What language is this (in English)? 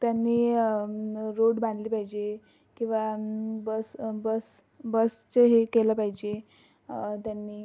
Marathi